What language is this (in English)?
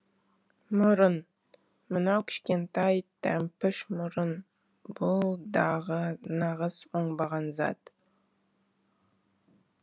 Kazakh